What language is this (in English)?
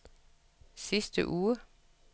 Danish